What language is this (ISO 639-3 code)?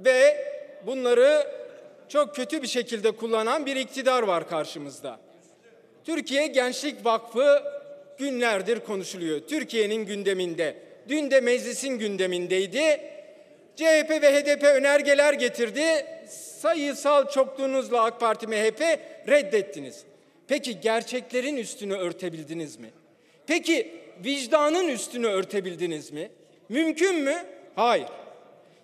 tur